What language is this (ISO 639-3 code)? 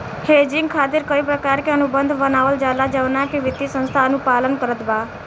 bho